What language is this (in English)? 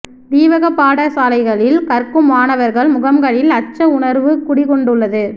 Tamil